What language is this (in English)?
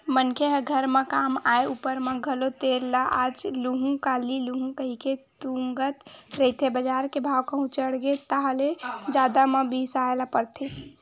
Chhattisgarhi